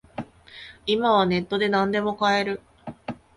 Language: Japanese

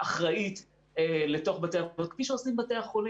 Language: Hebrew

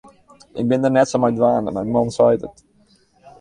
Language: Western Frisian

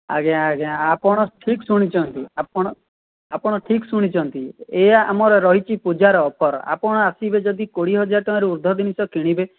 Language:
Odia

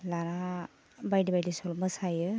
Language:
Bodo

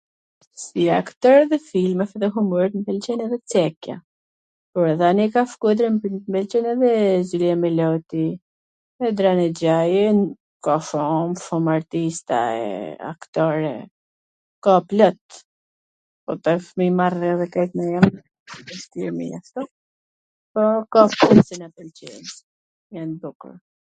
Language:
Gheg Albanian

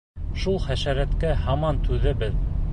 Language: Bashkir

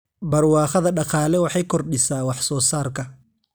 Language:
Somali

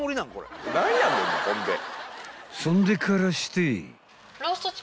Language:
Japanese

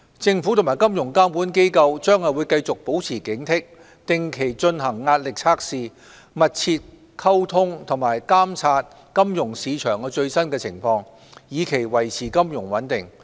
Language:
Cantonese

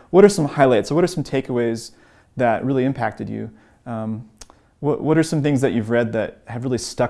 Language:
English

